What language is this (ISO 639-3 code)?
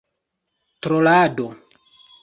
epo